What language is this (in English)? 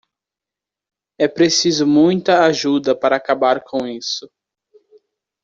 Portuguese